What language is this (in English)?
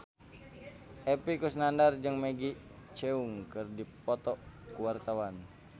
Sundanese